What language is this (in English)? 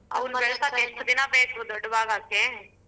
Kannada